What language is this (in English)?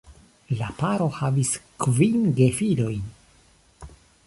Esperanto